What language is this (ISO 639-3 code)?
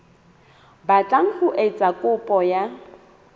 sot